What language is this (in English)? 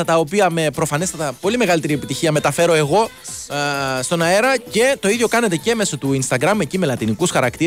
Greek